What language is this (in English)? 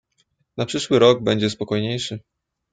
Polish